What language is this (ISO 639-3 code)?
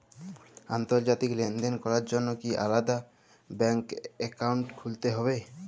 ben